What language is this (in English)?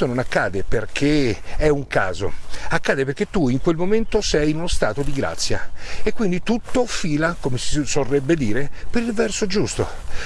Italian